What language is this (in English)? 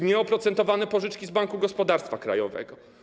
Polish